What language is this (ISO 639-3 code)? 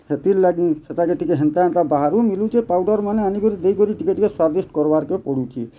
ori